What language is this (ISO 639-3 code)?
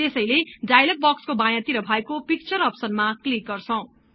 nep